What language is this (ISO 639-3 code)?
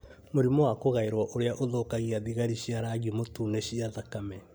kik